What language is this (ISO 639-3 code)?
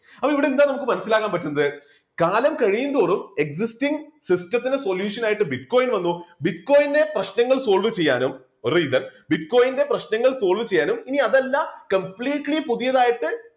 mal